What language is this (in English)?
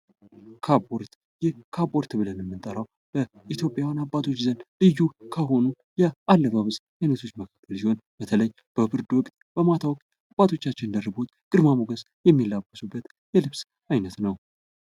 Amharic